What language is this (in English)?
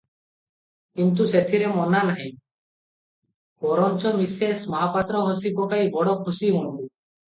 Odia